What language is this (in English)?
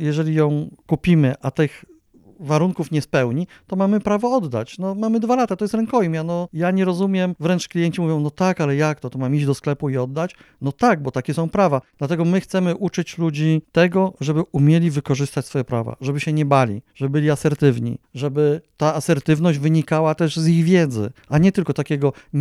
Polish